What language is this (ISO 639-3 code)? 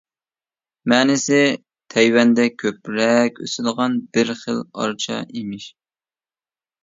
uig